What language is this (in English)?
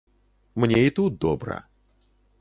Belarusian